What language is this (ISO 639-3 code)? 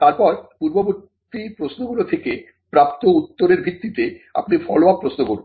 ben